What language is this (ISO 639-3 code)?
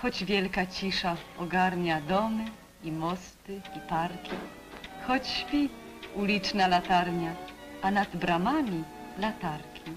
pol